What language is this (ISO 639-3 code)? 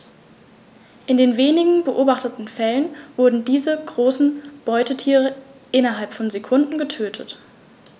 deu